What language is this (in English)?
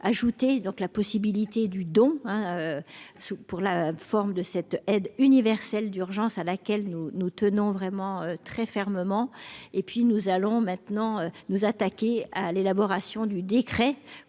French